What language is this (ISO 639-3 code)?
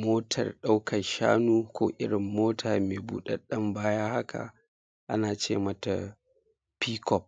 hau